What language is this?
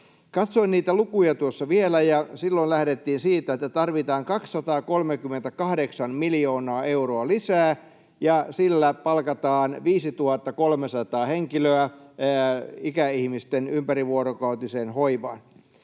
Finnish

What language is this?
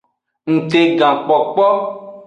Aja (Benin)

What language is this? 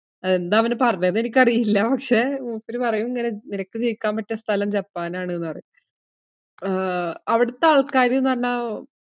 Malayalam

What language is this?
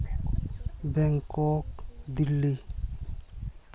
Santali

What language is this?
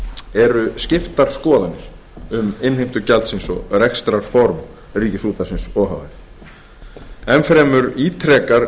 Icelandic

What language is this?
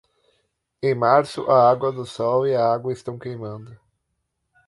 Portuguese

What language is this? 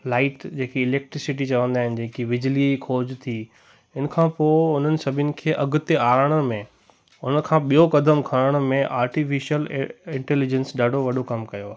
Sindhi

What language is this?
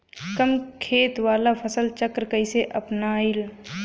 Bhojpuri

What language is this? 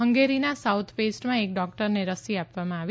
Gujarati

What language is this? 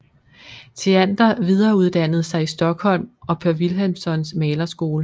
Danish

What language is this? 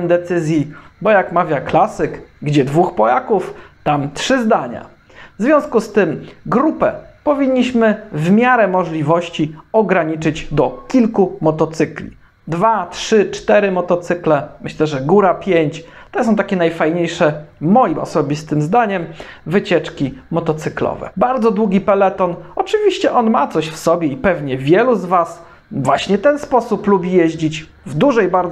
Polish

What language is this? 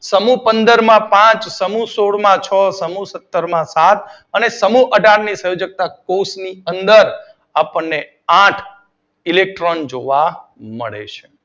Gujarati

